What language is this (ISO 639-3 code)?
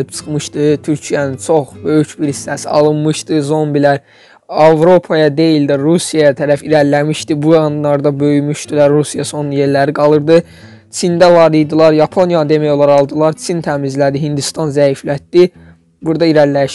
tur